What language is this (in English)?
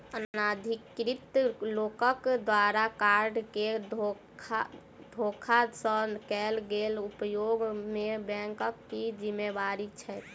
Maithili